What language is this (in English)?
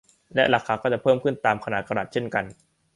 Thai